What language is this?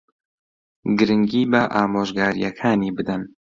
Central Kurdish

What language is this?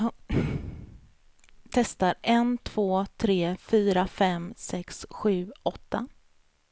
Swedish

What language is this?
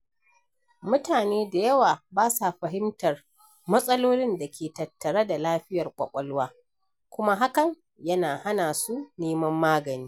Hausa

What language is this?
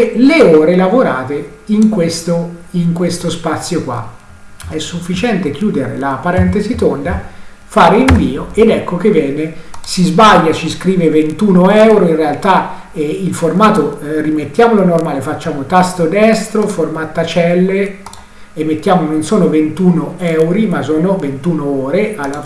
Italian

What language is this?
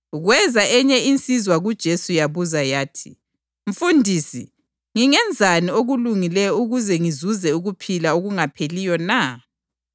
North Ndebele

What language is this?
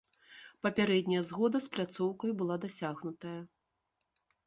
Belarusian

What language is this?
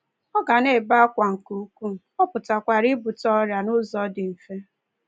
Igbo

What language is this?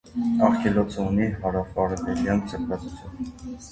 Armenian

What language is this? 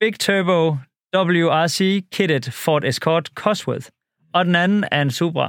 Danish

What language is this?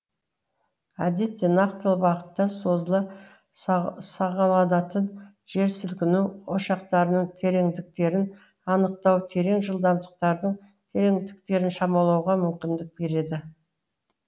Kazakh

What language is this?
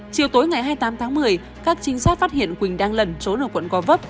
Vietnamese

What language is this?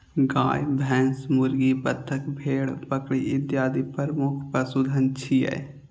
Maithili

